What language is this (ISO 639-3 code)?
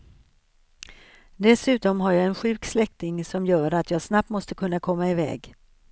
swe